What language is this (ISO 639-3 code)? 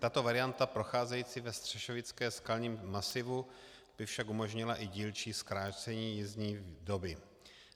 ces